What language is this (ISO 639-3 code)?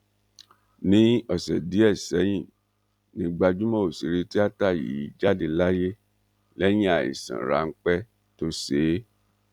yor